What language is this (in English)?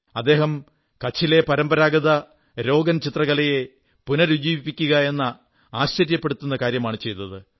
Malayalam